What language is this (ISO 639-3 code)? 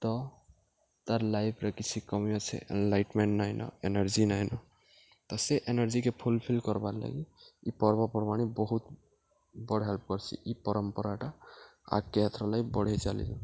ori